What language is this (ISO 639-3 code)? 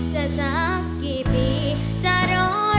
tha